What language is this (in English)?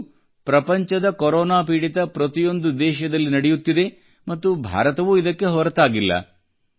Kannada